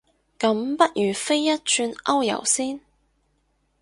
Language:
Cantonese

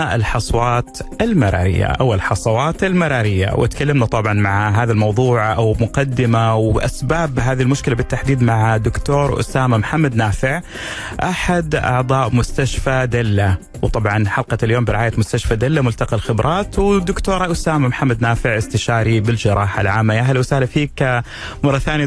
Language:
Arabic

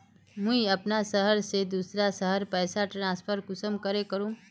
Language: Magahi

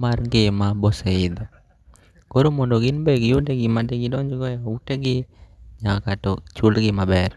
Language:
Luo (Kenya and Tanzania)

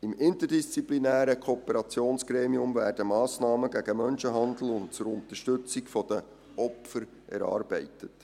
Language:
Swiss German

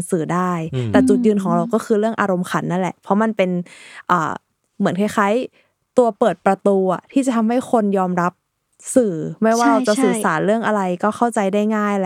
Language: Thai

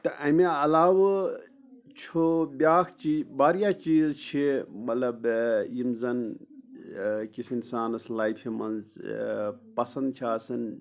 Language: Kashmiri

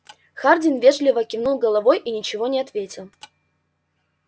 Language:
Russian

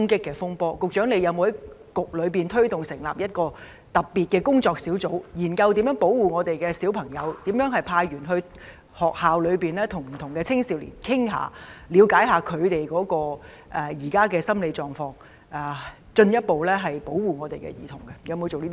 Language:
Cantonese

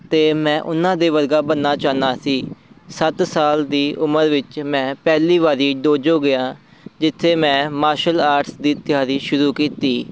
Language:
Punjabi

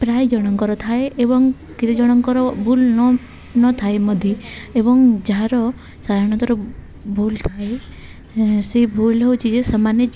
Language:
Odia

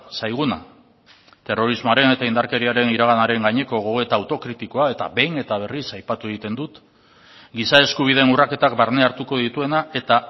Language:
Basque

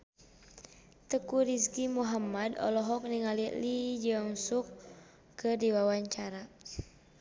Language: Sundanese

